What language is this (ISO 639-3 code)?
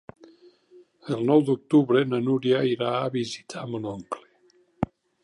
cat